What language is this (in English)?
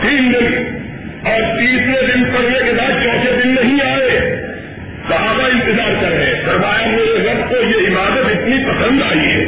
Urdu